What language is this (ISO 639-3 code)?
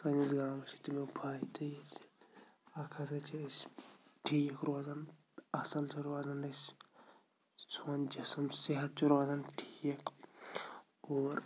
kas